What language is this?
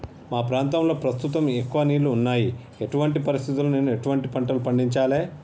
Telugu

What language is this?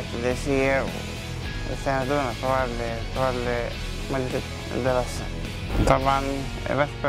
Arabic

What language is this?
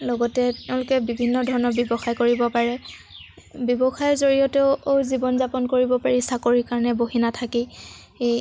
Assamese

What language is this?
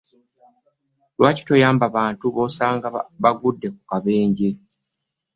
Ganda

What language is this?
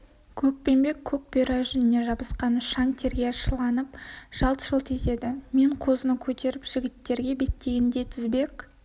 Kazakh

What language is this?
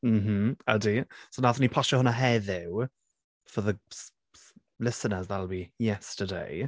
Welsh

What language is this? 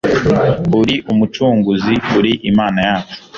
Kinyarwanda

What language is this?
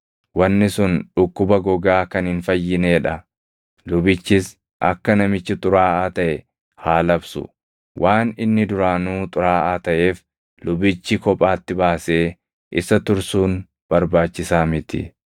Oromo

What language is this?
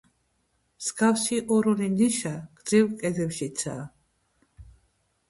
Georgian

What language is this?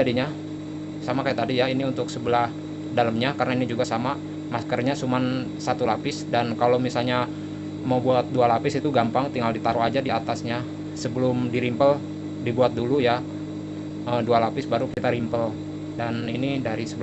Indonesian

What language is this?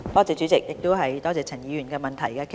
Cantonese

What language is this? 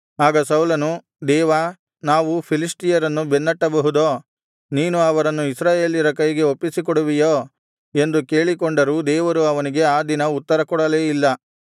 Kannada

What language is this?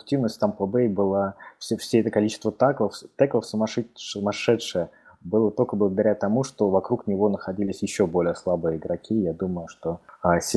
Russian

